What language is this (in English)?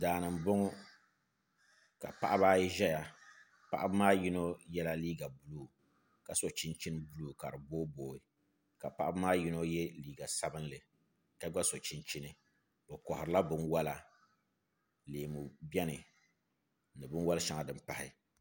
Dagbani